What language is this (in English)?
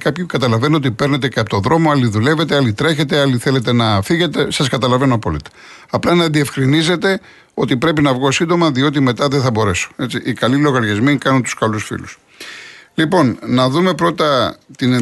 Greek